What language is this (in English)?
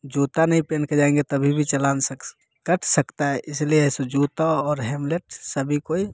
Hindi